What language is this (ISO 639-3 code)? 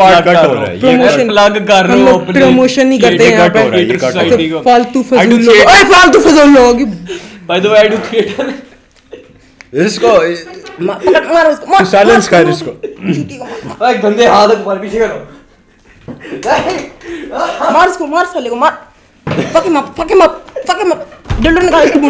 urd